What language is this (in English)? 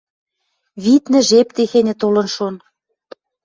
Western Mari